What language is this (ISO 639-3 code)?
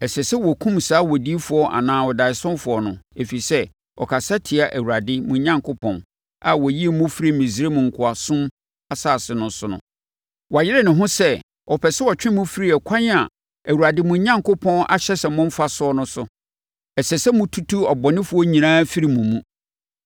aka